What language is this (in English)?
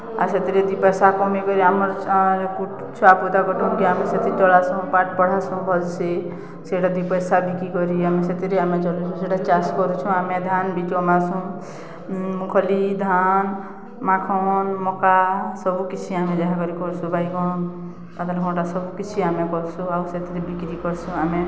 Odia